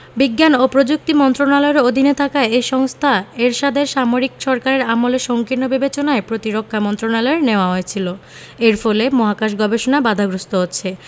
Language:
Bangla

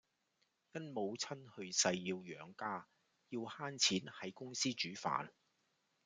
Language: Cantonese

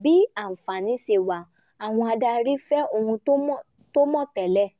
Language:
Yoruba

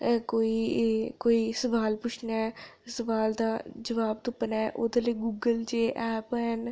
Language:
Dogri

